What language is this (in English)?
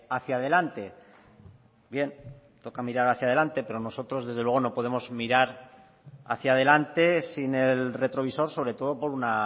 Spanish